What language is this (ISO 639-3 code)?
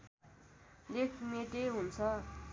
nep